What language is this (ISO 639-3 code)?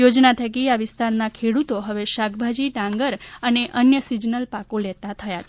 guj